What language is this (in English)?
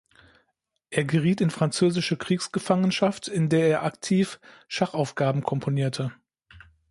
German